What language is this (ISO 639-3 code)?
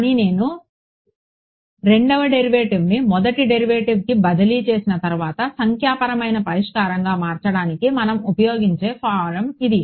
tel